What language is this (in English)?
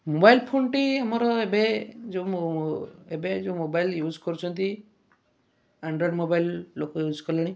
Odia